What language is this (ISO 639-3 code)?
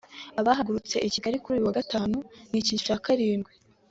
kin